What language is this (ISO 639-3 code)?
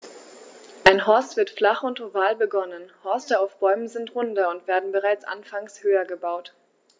deu